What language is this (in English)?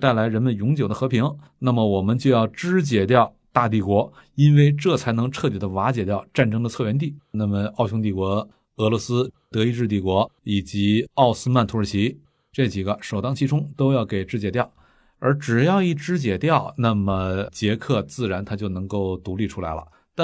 Chinese